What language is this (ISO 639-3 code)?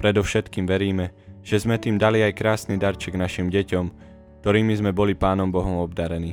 slk